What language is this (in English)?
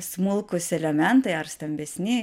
Lithuanian